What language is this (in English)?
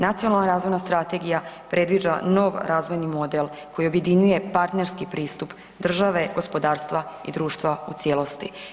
Croatian